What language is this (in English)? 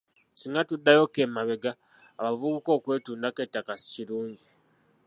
Ganda